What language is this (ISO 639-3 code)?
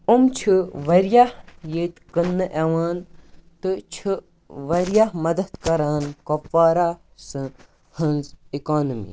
kas